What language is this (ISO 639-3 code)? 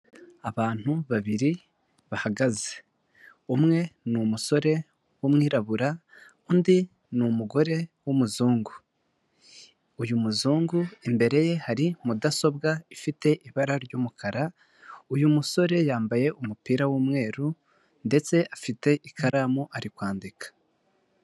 kin